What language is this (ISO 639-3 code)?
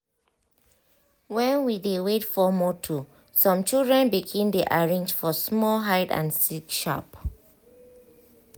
pcm